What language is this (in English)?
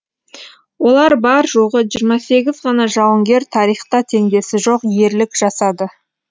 Kazakh